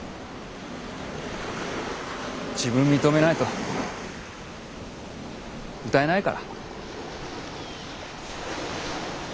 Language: Japanese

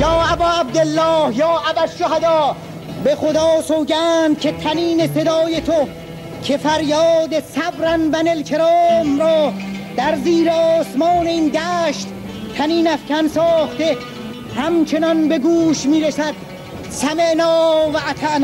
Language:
Persian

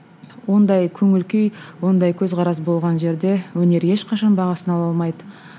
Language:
Kazakh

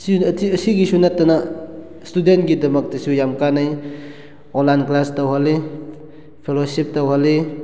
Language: Manipuri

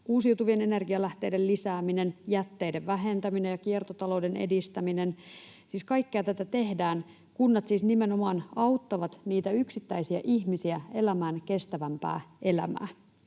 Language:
Finnish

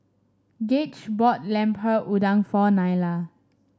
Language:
English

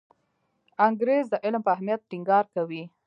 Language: Pashto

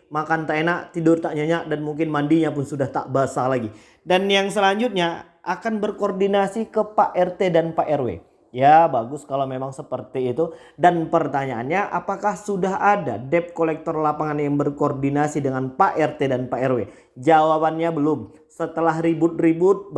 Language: Indonesian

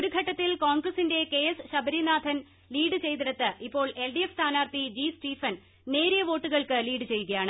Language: Malayalam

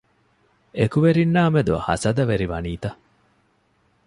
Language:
Divehi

